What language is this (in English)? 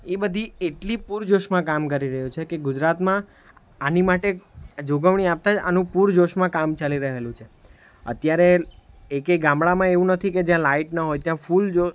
Gujarati